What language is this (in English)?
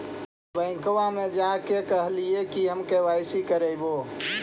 Magahi